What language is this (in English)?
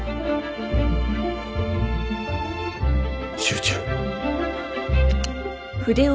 Japanese